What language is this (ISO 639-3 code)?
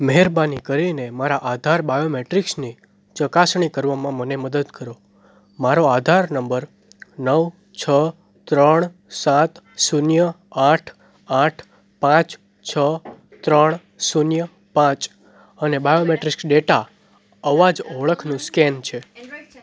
guj